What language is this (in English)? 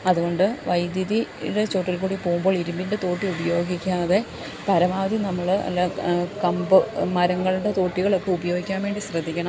Malayalam